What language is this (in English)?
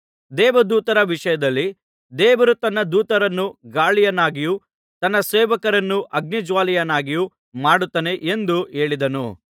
Kannada